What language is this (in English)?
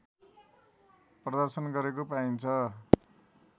Nepali